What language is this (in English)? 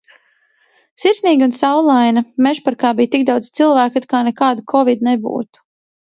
Latvian